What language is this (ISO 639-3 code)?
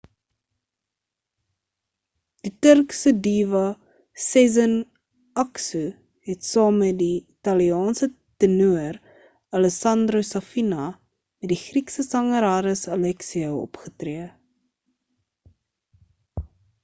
afr